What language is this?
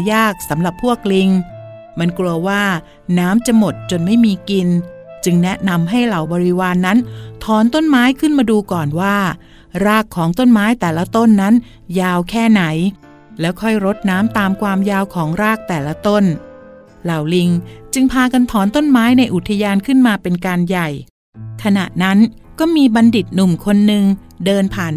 Thai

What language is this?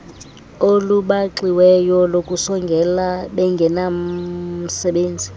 Xhosa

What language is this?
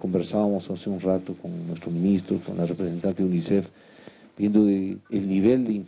Spanish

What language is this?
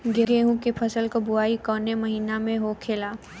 Bhojpuri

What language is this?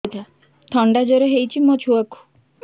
Odia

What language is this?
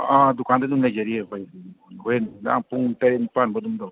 Manipuri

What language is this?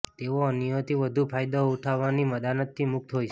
Gujarati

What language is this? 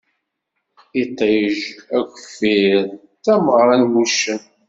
Kabyle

